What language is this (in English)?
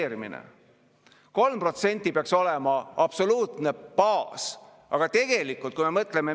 Estonian